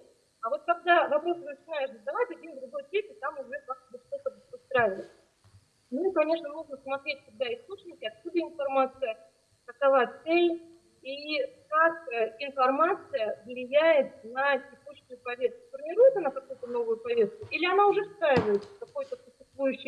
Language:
Russian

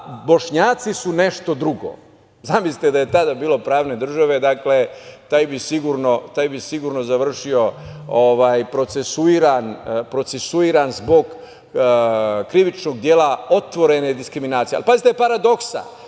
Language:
Serbian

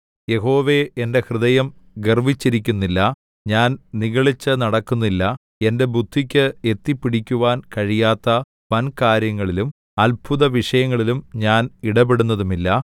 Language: Malayalam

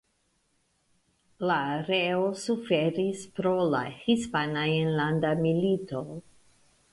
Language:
Esperanto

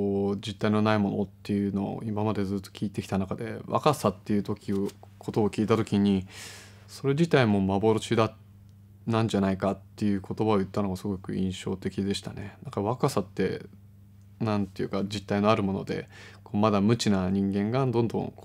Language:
Japanese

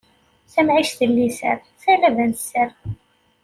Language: Kabyle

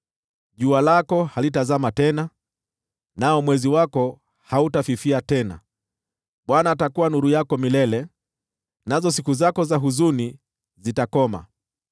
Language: Swahili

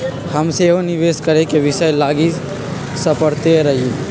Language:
Magahi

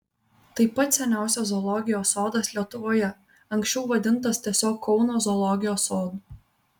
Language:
Lithuanian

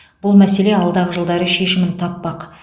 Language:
Kazakh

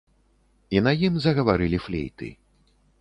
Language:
Belarusian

